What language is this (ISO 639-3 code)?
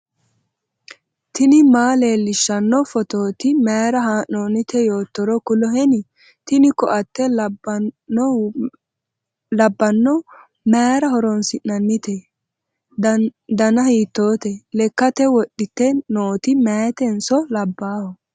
sid